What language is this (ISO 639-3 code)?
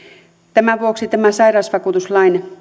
fin